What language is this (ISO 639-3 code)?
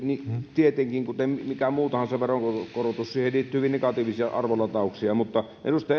fin